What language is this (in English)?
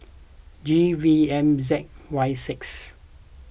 English